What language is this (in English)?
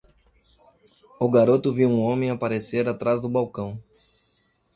Portuguese